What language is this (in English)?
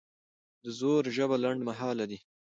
Pashto